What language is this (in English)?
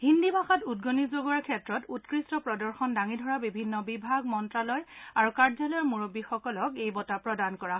Assamese